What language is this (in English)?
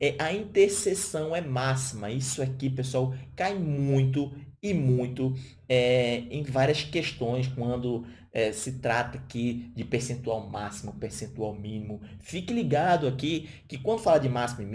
Portuguese